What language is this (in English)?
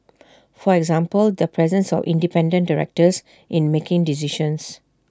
English